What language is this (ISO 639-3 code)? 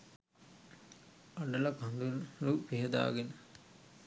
sin